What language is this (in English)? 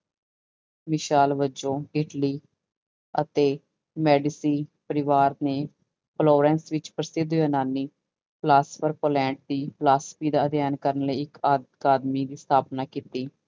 Punjabi